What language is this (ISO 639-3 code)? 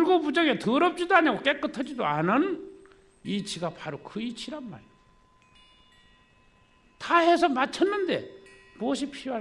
kor